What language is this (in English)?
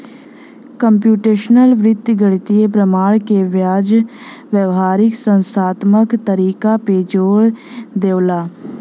Bhojpuri